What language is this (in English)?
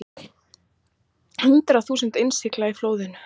Icelandic